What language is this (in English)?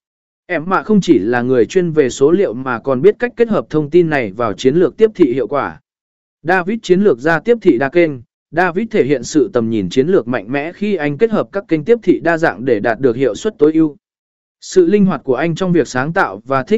Vietnamese